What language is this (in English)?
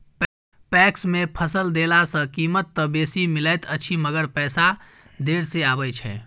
Maithili